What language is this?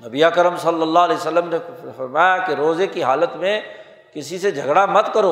Urdu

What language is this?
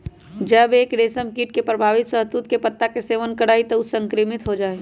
Magahi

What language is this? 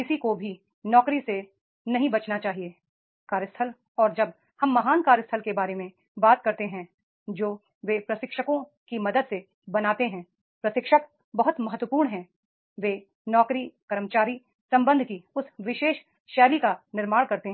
Hindi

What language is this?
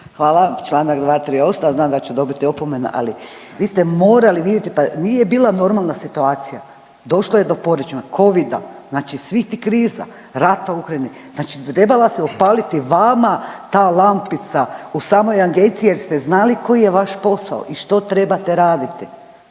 Croatian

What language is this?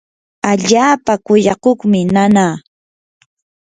Yanahuanca Pasco Quechua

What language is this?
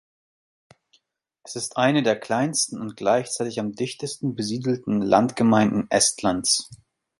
German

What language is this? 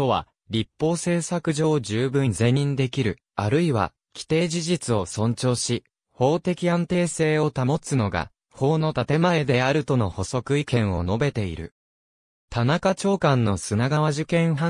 Japanese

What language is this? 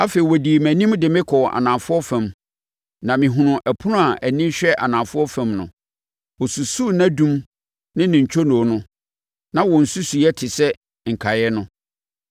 Akan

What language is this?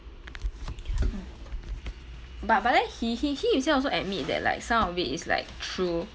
English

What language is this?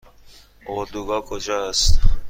Persian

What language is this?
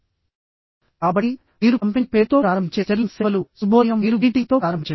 Telugu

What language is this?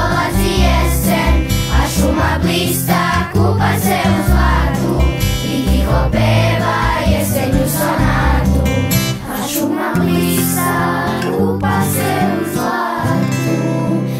Indonesian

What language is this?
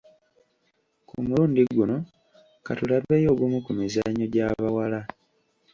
Ganda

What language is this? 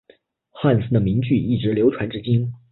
Chinese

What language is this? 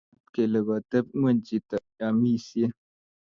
Kalenjin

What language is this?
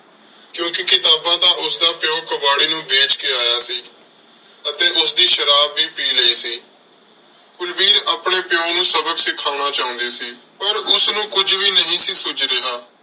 Punjabi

